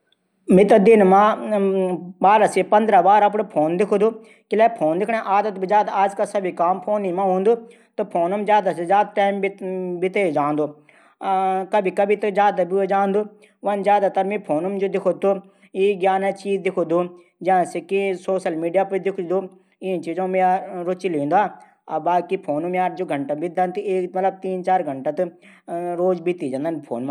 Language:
Garhwali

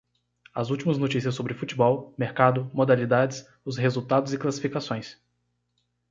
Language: Portuguese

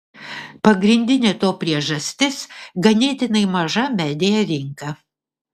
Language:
Lithuanian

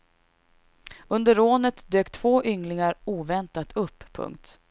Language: Swedish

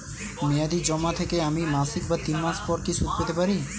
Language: Bangla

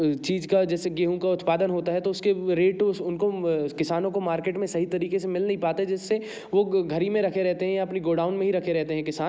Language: Hindi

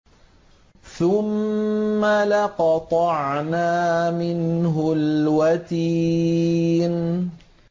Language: Arabic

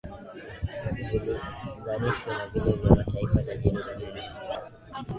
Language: Swahili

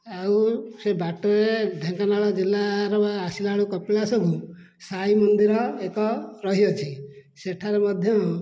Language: Odia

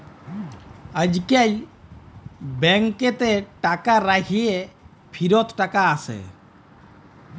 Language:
Bangla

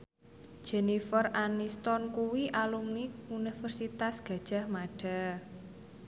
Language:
Javanese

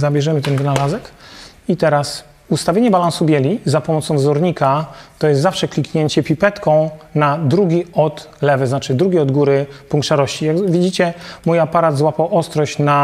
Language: Polish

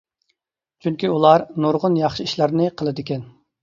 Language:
Uyghur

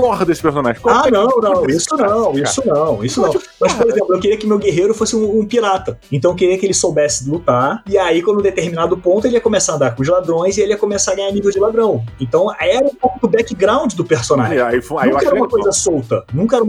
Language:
Portuguese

